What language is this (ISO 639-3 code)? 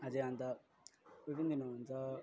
nep